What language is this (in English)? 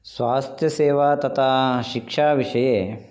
Sanskrit